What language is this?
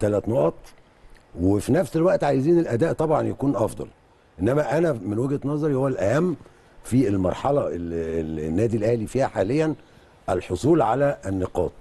Arabic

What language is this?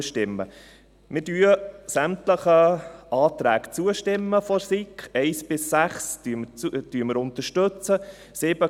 Swiss German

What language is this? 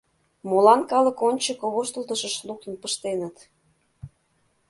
Mari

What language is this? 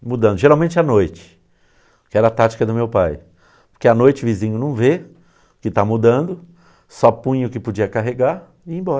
Portuguese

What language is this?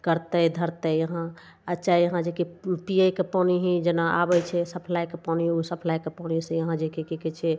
Maithili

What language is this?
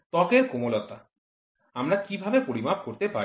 Bangla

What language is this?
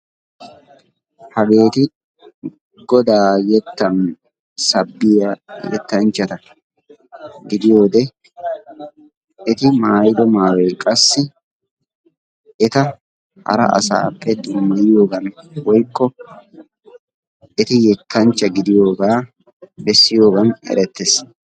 Wolaytta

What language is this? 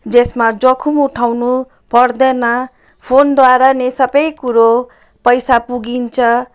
Nepali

